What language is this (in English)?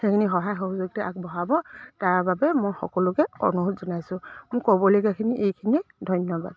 Assamese